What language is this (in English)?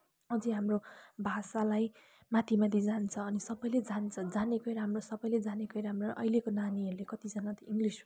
Nepali